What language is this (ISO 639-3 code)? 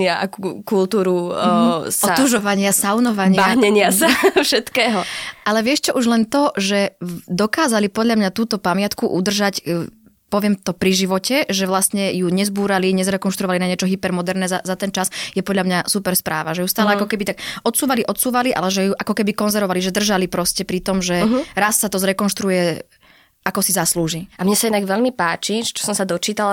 slk